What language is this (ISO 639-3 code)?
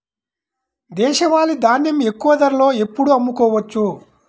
tel